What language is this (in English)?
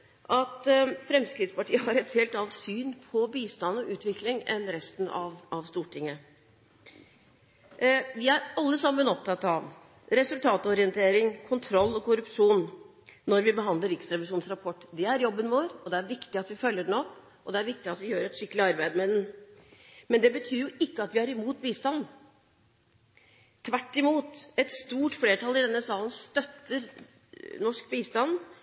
Norwegian Bokmål